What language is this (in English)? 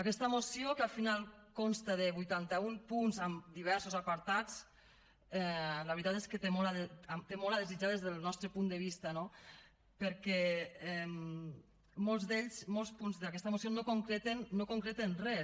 Catalan